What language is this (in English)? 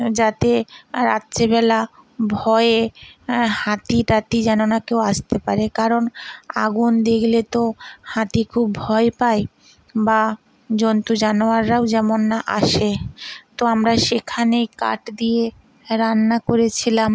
Bangla